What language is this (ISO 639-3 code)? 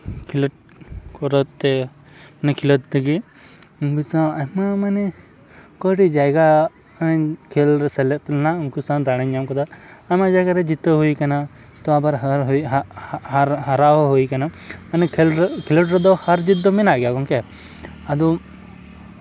sat